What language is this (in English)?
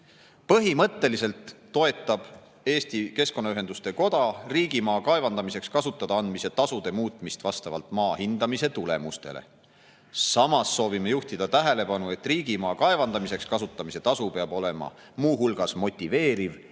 Estonian